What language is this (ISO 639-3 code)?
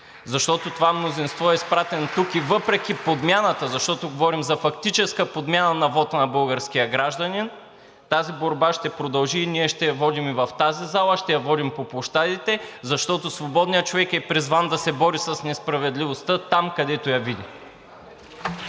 bul